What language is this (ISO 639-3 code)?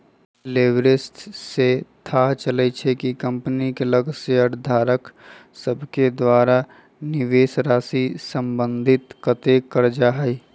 mag